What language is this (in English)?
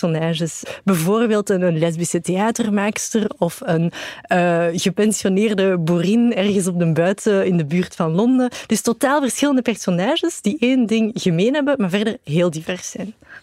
Dutch